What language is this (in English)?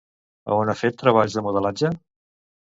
Catalan